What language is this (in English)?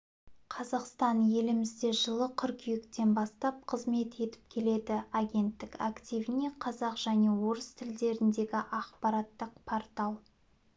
Kazakh